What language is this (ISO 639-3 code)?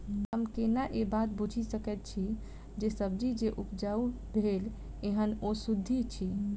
mai